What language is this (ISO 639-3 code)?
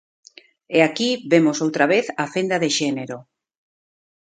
glg